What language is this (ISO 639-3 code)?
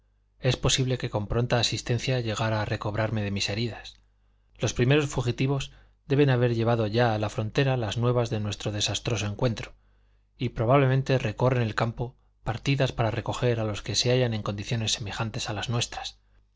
spa